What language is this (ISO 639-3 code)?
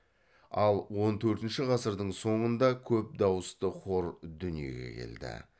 kaz